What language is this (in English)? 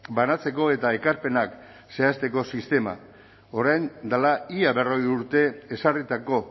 Basque